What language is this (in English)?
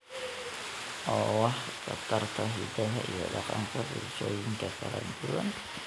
Somali